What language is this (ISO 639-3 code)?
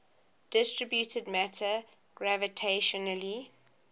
eng